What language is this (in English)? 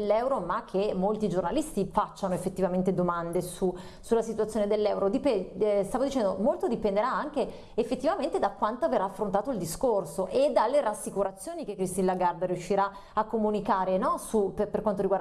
Italian